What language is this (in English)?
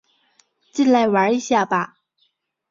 Chinese